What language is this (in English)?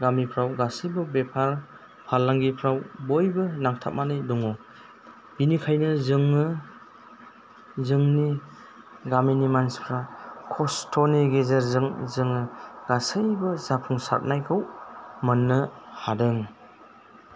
Bodo